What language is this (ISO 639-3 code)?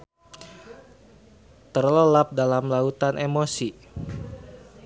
sun